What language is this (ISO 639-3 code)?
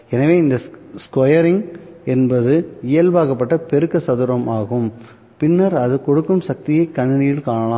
tam